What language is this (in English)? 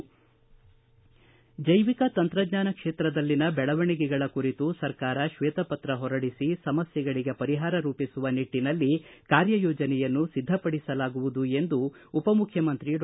Kannada